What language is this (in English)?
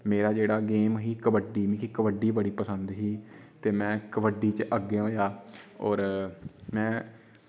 Dogri